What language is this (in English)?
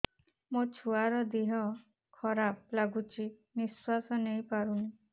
Odia